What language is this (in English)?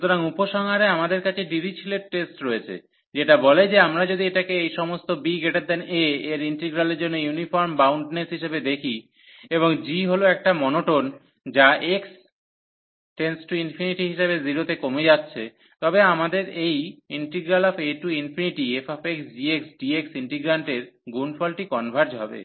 Bangla